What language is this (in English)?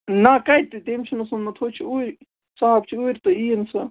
Kashmiri